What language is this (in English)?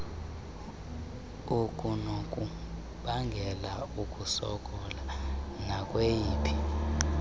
Xhosa